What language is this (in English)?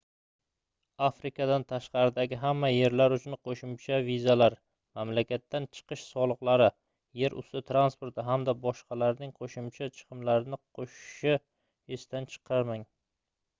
Uzbek